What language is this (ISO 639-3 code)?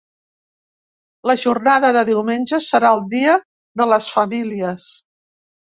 cat